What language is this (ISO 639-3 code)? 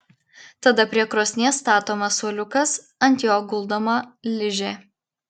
lit